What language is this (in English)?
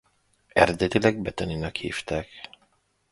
Hungarian